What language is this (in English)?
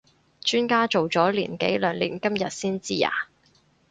Cantonese